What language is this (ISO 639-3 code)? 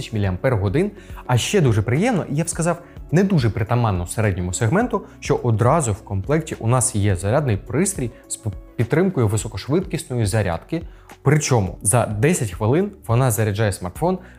ukr